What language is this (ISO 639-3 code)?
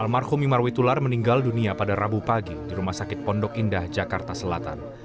ind